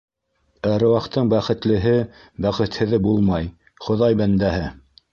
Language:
Bashkir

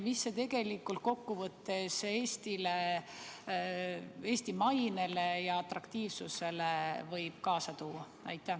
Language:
Estonian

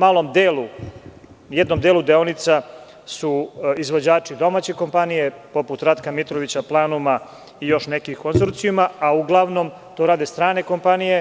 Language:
Serbian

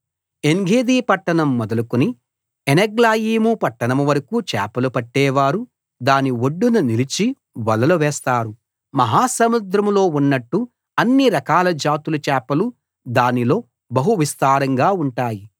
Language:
Telugu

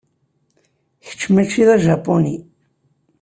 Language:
Kabyle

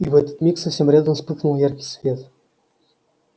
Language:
Russian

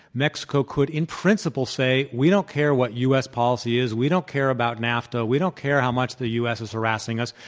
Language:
English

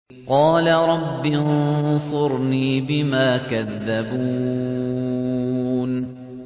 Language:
Arabic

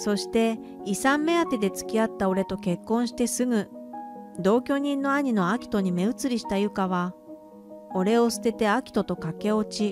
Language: Japanese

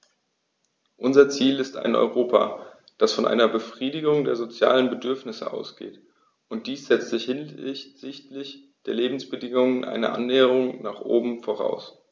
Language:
German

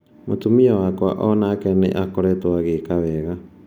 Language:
Kikuyu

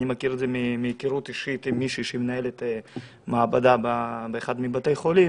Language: Hebrew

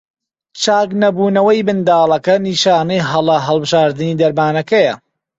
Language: Central Kurdish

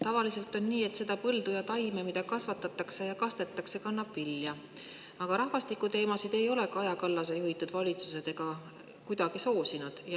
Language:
Estonian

